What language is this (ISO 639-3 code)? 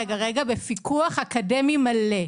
heb